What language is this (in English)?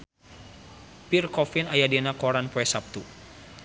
Sundanese